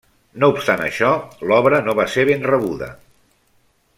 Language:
Catalan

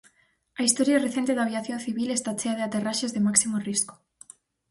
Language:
Galician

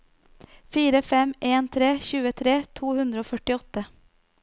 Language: Norwegian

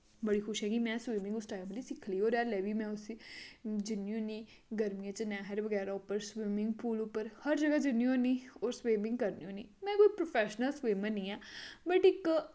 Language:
Dogri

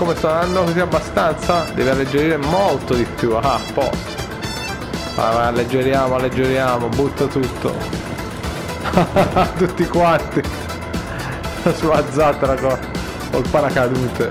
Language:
Italian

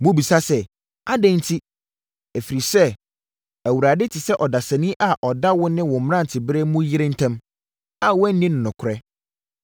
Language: Akan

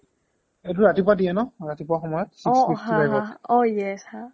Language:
Assamese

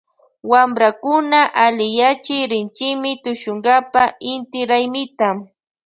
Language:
Loja Highland Quichua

